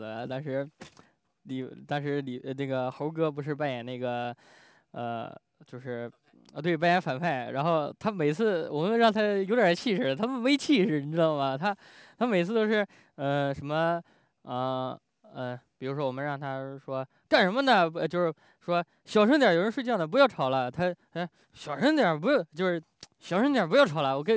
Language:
Chinese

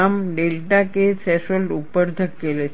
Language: Gujarati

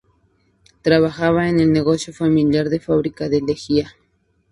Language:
Spanish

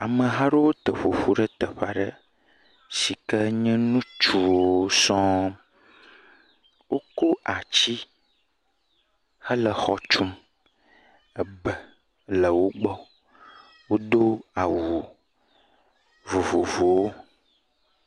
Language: Ewe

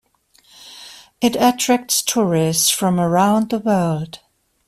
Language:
English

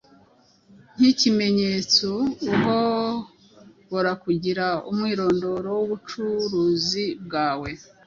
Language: Kinyarwanda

